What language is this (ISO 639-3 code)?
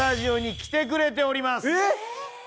jpn